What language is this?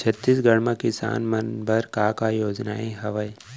Chhattisgarhi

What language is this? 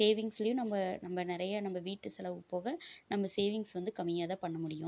Tamil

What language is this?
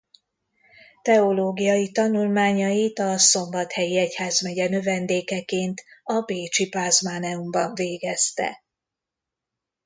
Hungarian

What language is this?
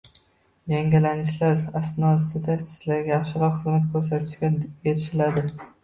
Uzbek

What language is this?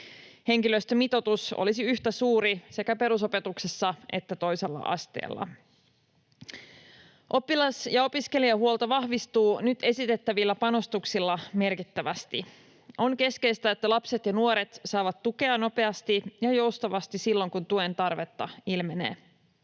Finnish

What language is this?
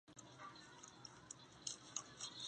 Chinese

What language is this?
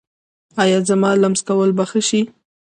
Pashto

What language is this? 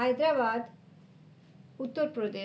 Bangla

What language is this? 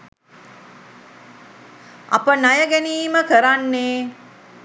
Sinhala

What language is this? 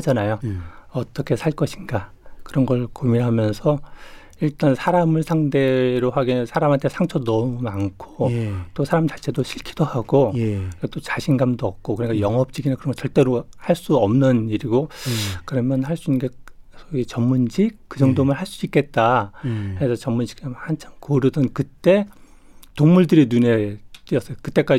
Korean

